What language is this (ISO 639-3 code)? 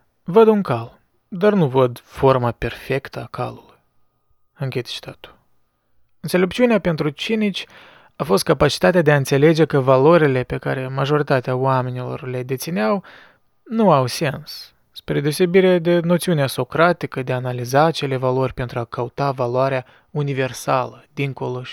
ron